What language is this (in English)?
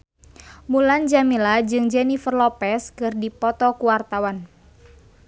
Sundanese